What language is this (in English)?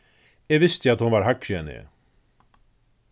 Faroese